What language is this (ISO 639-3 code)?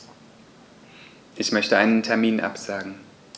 deu